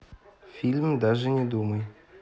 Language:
Russian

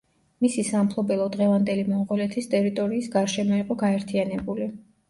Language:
Georgian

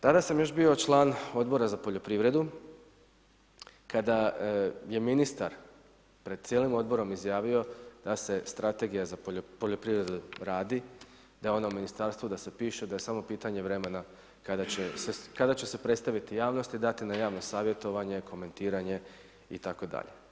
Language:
Croatian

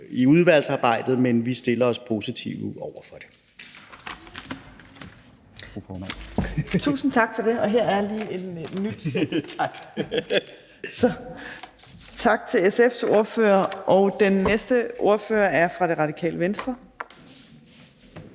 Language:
Danish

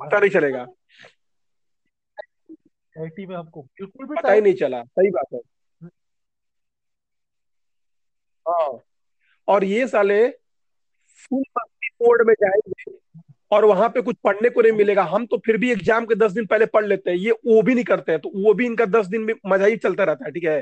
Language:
Hindi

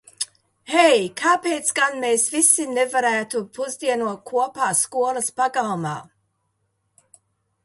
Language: Latvian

